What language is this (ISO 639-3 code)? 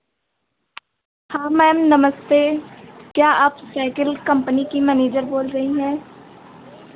hin